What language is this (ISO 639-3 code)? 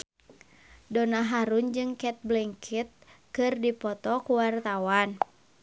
sun